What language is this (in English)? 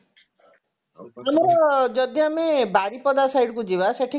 Odia